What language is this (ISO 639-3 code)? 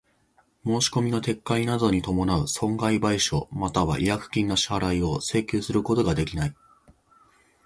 jpn